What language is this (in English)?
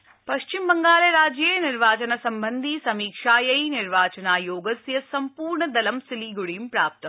Sanskrit